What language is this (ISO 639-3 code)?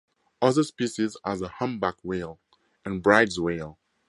eng